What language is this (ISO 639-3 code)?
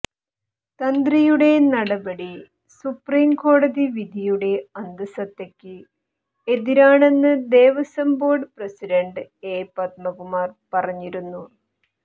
mal